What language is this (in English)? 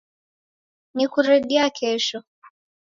Taita